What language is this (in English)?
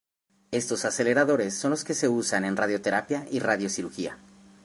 Spanish